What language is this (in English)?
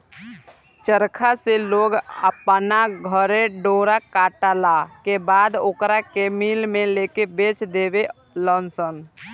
Bhojpuri